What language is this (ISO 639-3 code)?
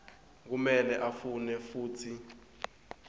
ssw